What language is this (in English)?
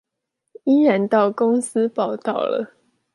Chinese